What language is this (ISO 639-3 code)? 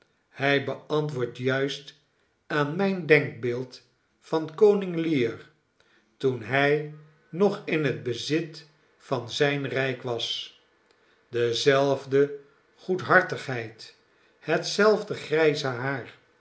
nld